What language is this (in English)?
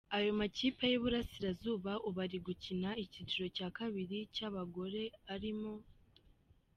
Kinyarwanda